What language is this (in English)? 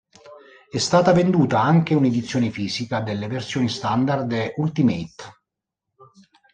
Italian